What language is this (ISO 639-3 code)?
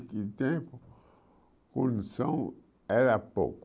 por